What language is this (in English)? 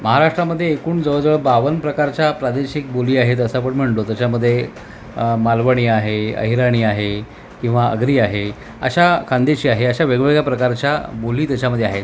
Marathi